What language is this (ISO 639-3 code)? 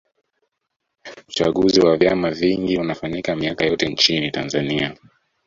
swa